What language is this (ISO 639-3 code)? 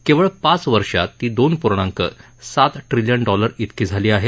mar